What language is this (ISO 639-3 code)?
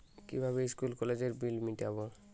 ben